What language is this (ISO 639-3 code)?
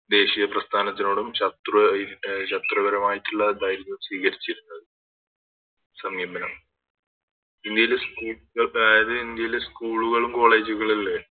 mal